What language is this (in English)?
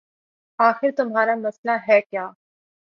Urdu